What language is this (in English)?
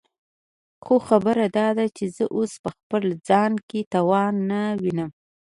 Pashto